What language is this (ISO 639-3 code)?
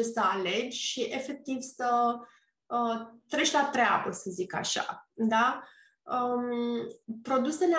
ron